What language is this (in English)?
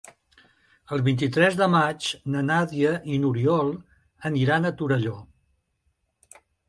Catalan